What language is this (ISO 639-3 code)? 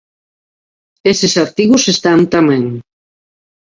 glg